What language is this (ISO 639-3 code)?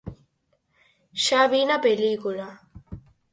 glg